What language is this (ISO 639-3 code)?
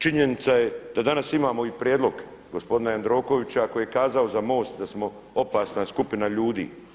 hrv